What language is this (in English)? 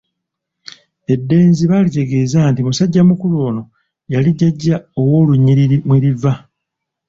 Ganda